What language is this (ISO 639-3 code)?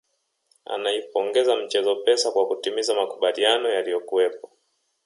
swa